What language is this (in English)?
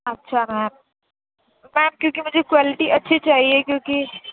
Urdu